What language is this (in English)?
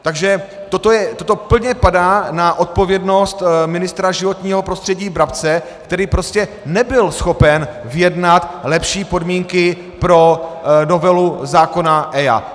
Czech